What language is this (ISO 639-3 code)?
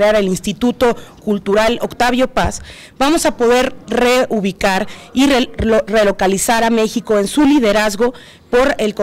spa